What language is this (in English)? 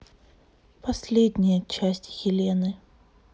Russian